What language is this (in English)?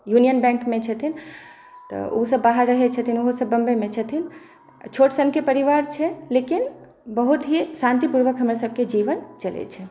Maithili